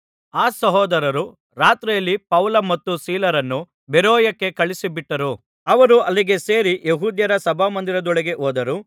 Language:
Kannada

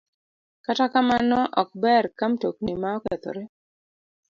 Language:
Luo (Kenya and Tanzania)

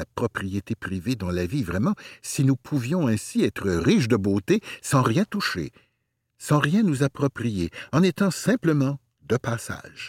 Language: French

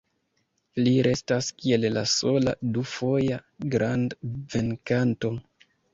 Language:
Esperanto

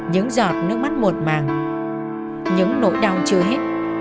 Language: Vietnamese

